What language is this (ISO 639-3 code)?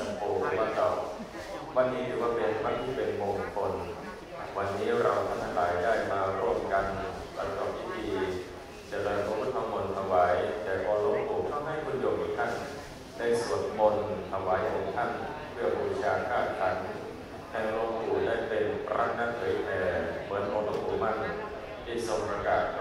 tha